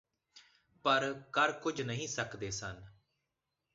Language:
Punjabi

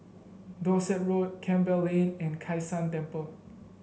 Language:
English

